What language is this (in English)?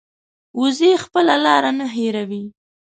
Pashto